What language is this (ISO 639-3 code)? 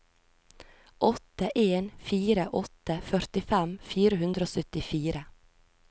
nor